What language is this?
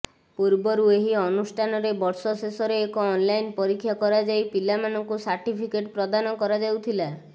Odia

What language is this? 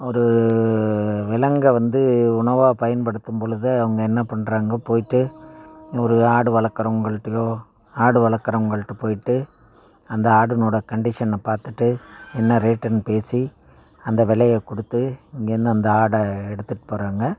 Tamil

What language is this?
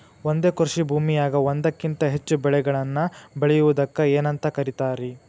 Kannada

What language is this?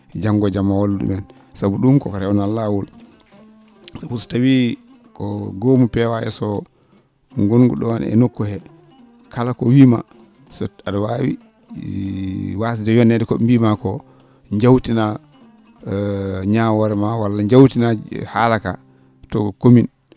Fula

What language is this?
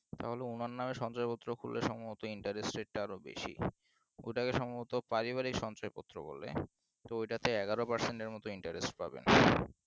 Bangla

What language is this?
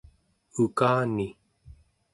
Central Yupik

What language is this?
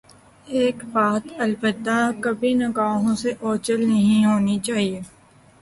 Urdu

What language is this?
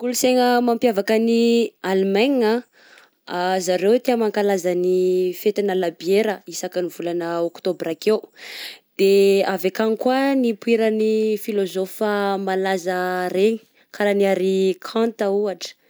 Southern Betsimisaraka Malagasy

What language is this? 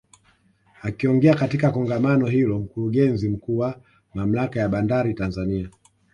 Swahili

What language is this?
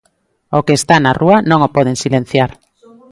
Galician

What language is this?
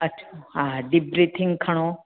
Sindhi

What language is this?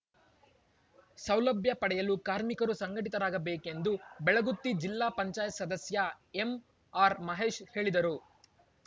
Kannada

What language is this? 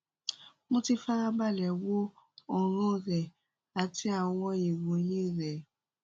Yoruba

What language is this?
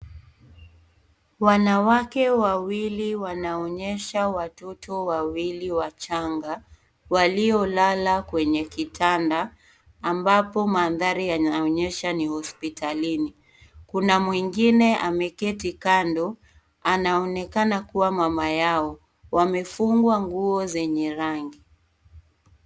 Swahili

